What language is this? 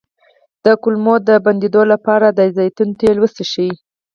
Pashto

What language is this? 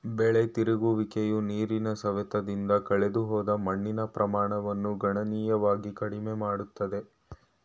Kannada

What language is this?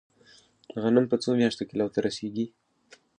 Pashto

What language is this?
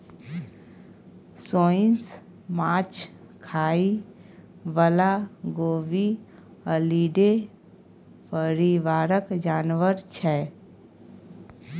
Maithili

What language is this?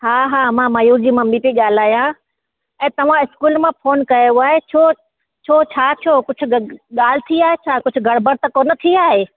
Sindhi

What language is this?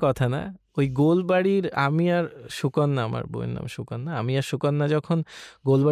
Bangla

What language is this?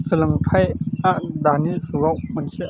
Bodo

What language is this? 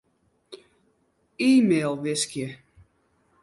Western Frisian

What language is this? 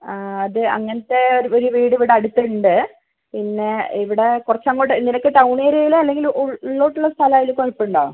Malayalam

